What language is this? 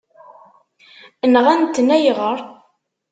Kabyle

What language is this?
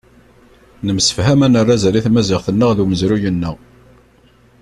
Kabyle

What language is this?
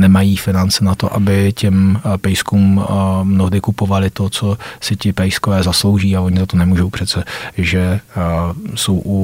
Czech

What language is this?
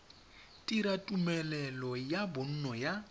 Tswana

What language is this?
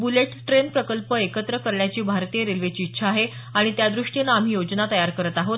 Marathi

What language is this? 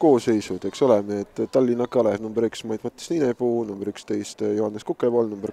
Italian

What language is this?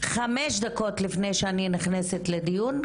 Hebrew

